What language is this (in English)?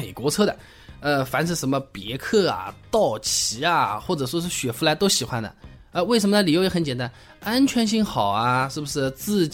Chinese